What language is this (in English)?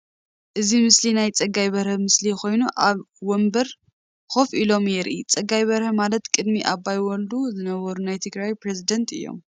Tigrinya